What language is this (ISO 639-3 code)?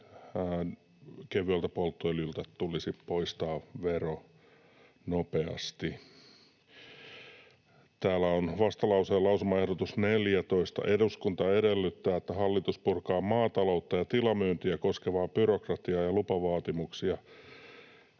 fin